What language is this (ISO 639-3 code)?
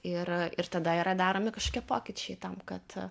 lit